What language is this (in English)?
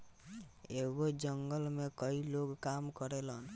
Bhojpuri